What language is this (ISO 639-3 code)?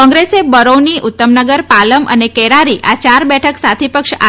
guj